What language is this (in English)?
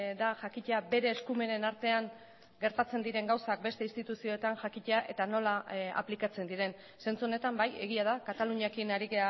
Basque